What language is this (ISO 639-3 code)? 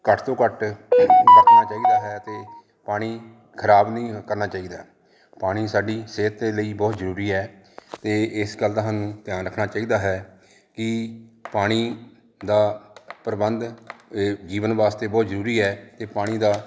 pan